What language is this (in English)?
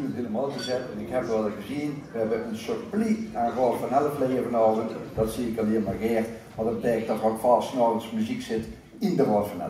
Dutch